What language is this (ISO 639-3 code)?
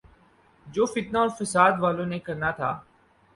urd